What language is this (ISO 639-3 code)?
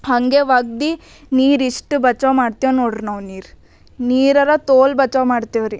kan